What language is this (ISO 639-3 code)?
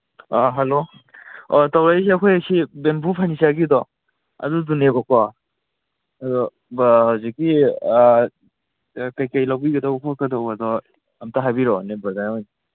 mni